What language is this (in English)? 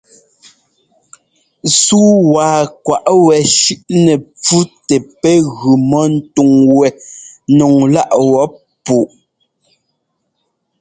Ngomba